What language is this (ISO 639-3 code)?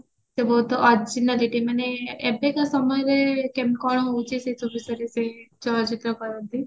ori